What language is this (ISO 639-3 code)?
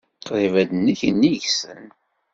kab